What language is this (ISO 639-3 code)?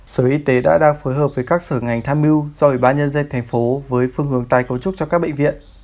vie